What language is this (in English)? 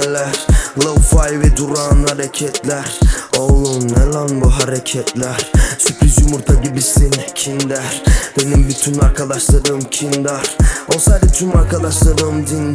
Turkish